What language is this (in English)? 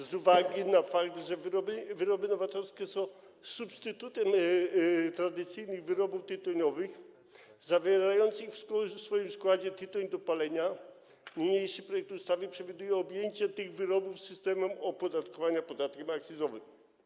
Polish